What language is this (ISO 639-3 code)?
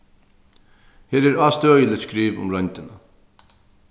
fao